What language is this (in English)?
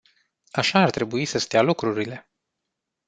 Romanian